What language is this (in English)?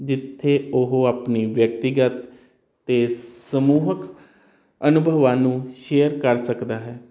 Punjabi